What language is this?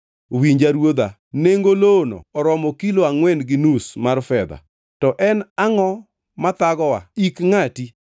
Luo (Kenya and Tanzania)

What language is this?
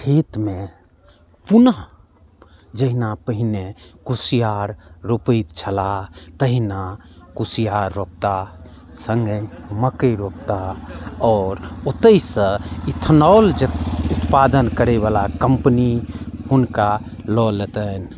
Maithili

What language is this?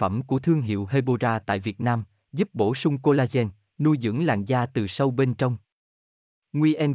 Vietnamese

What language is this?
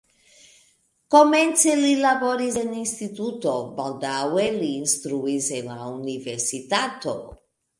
Esperanto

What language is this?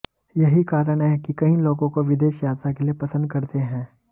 Hindi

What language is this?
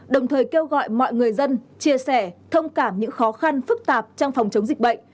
Vietnamese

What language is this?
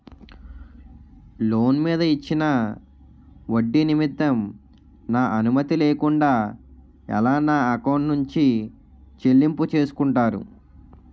Telugu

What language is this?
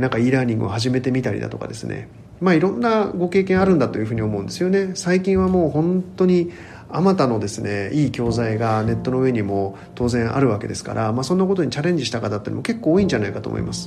Japanese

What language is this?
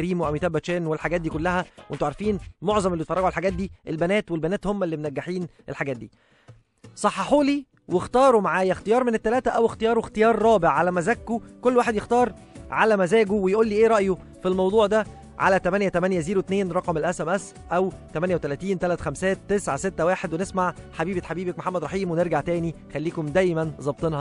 Arabic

